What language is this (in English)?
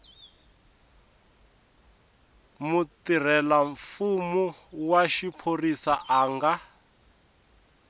Tsonga